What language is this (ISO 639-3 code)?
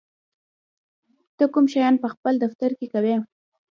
pus